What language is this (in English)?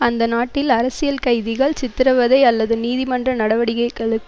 Tamil